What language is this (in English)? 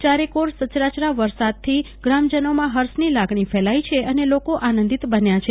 Gujarati